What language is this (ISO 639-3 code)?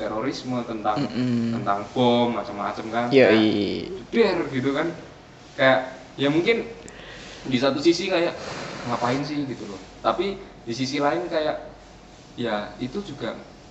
ind